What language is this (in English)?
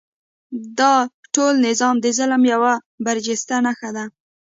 Pashto